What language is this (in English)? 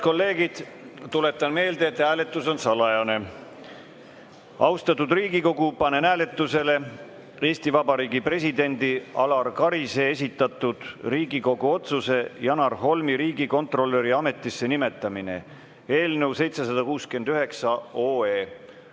Estonian